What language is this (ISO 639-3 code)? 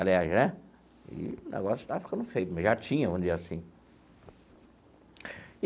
por